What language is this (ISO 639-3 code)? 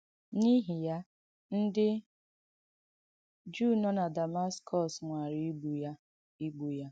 ibo